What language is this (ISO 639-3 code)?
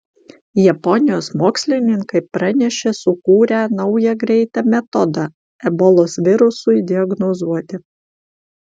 lit